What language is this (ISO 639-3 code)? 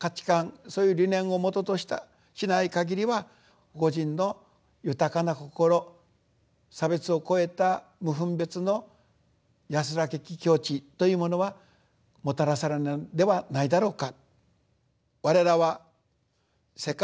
jpn